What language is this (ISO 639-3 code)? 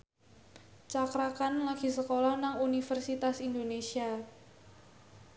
jav